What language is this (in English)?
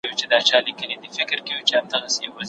Pashto